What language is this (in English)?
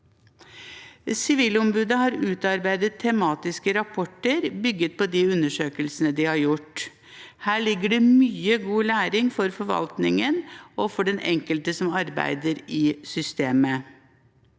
Norwegian